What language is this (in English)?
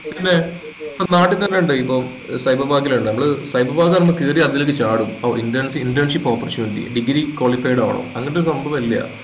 Malayalam